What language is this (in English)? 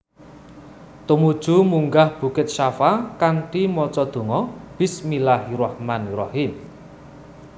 Javanese